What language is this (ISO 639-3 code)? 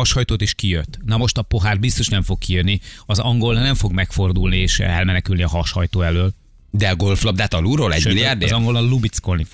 hun